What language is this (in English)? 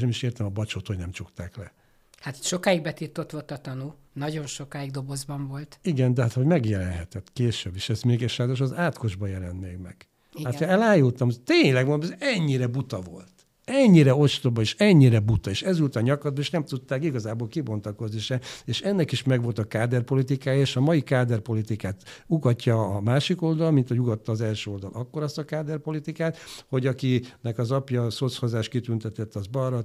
Hungarian